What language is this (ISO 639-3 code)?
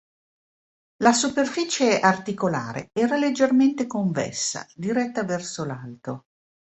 ita